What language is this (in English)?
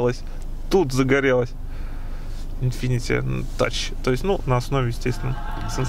Russian